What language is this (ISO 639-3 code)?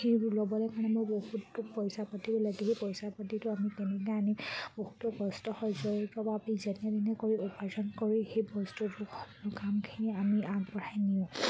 asm